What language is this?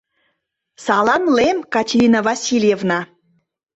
Mari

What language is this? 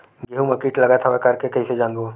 Chhattisgarhi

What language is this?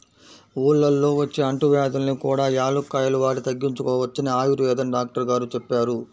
Telugu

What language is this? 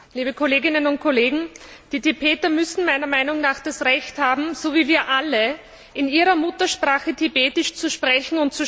German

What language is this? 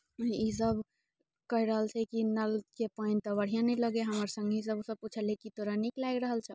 Maithili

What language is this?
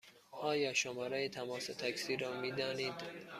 Persian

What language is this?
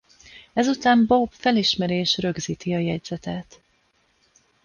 Hungarian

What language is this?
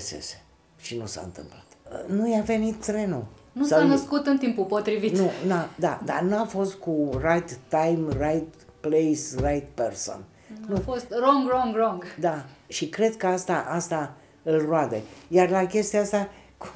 Romanian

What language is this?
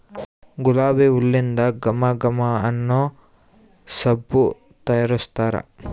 Kannada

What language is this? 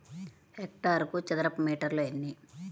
Telugu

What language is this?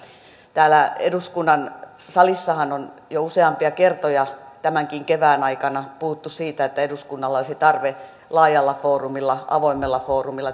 Finnish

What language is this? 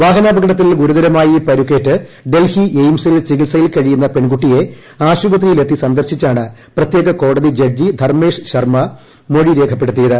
Malayalam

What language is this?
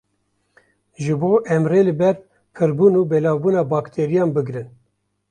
Kurdish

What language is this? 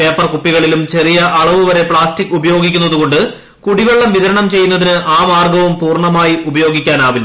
Malayalam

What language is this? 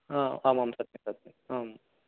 Sanskrit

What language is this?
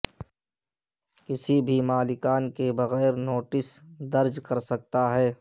Urdu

